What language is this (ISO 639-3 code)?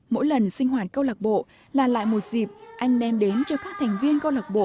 vie